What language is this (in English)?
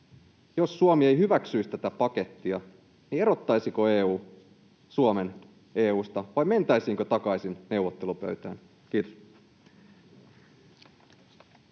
Finnish